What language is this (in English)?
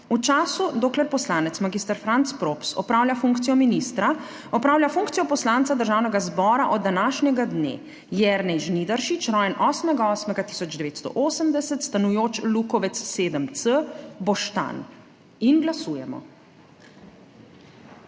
Slovenian